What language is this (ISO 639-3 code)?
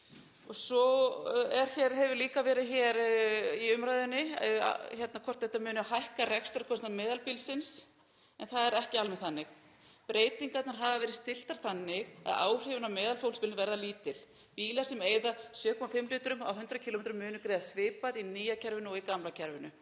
isl